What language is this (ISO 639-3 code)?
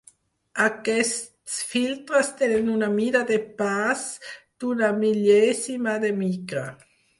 cat